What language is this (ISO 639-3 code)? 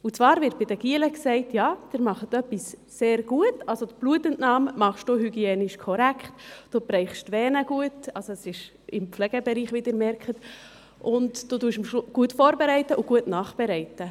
gsw